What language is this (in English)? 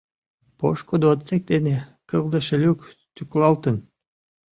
Mari